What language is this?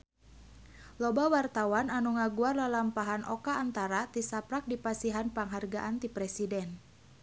Sundanese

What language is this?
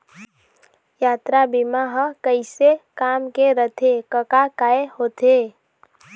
Chhattisgarhi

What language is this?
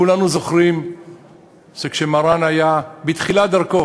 Hebrew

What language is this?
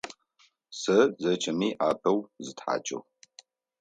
Adyghe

